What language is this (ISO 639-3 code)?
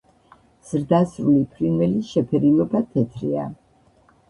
kat